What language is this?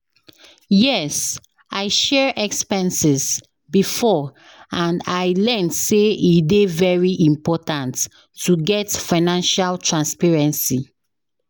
Nigerian Pidgin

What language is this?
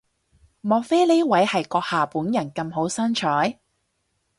Cantonese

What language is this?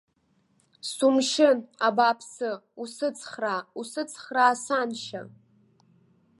Abkhazian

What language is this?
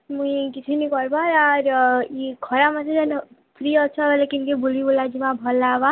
Odia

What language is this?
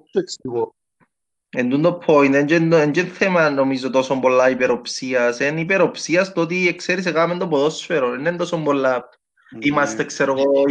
Greek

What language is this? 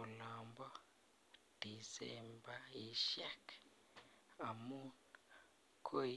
Kalenjin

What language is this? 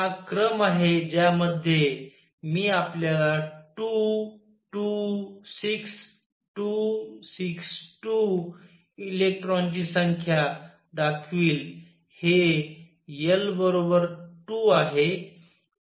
Marathi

